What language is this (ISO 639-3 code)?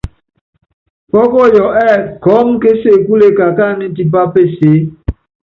yav